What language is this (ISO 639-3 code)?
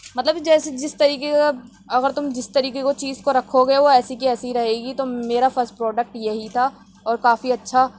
urd